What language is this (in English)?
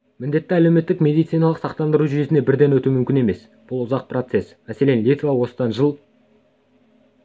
Kazakh